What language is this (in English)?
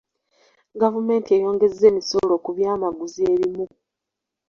Ganda